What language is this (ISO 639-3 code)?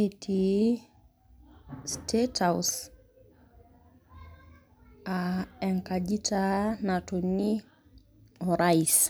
mas